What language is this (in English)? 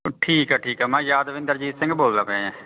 Punjabi